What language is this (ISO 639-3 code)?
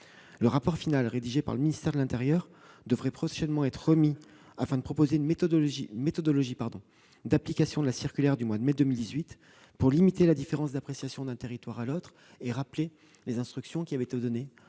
fra